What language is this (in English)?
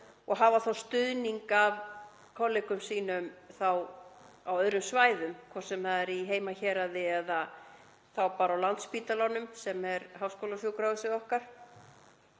Icelandic